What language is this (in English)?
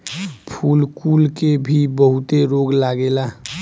Bhojpuri